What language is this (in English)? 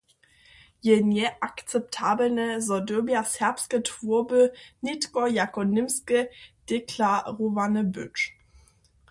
Upper Sorbian